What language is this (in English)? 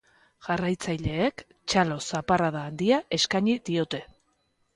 Basque